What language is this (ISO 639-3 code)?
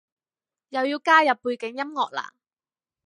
yue